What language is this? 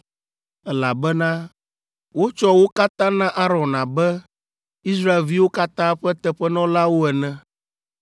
Ewe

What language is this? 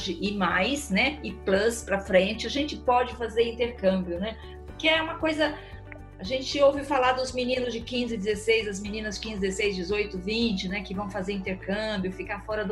Portuguese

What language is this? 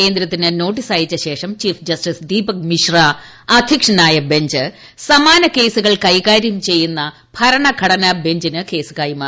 Malayalam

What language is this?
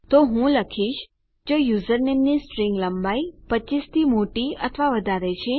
Gujarati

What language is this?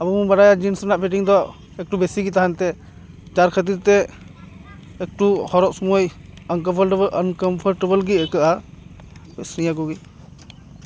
Santali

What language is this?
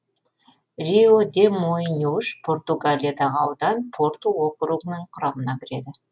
Kazakh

